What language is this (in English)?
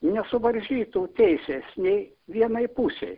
Lithuanian